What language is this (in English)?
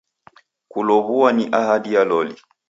Taita